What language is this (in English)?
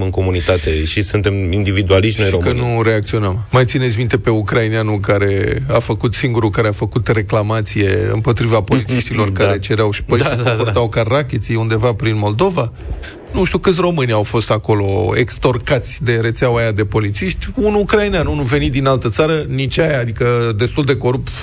Romanian